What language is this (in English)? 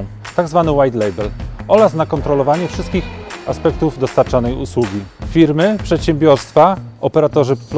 Polish